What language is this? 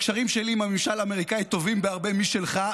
Hebrew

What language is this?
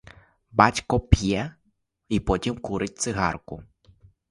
Ukrainian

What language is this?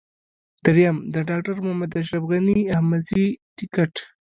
Pashto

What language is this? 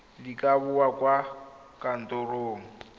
Tswana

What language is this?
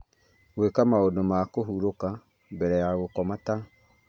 Kikuyu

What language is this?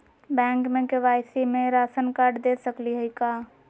Magahi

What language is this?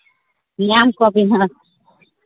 Santali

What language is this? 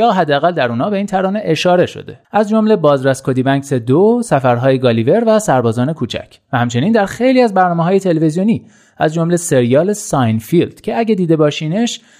Persian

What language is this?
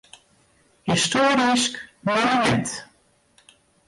Western Frisian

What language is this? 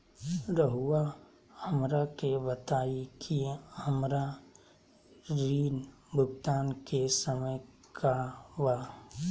Magahi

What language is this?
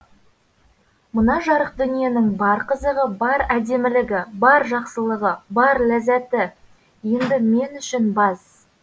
Kazakh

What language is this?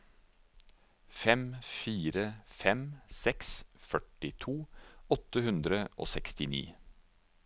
Norwegian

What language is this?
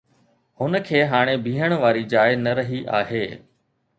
Sindhi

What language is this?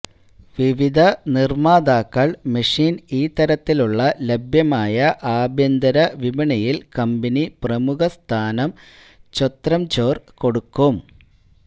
Malayalam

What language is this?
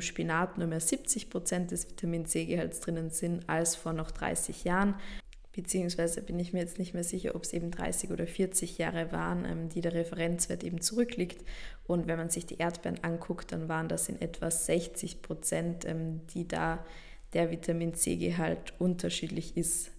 German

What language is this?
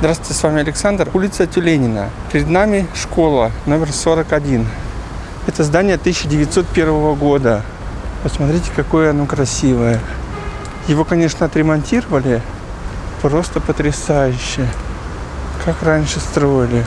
Russian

